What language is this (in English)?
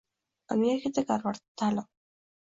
Uzbek